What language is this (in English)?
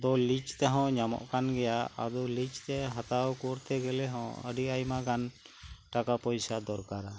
Santali